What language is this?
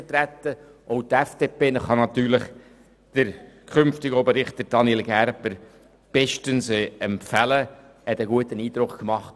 Swiss German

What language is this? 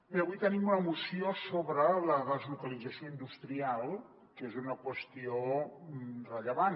Catalan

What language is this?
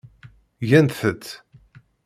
Kabyle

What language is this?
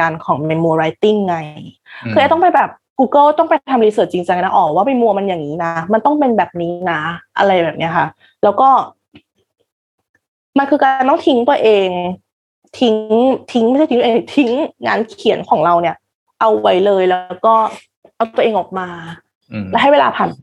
Thai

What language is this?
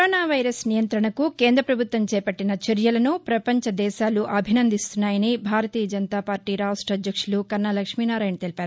Telugu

